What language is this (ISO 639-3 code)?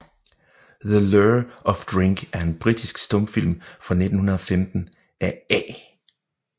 dan